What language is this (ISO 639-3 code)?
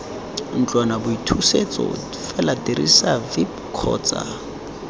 tsn